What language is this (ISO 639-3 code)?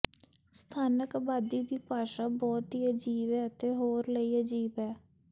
pan